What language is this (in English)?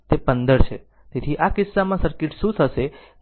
Gujarati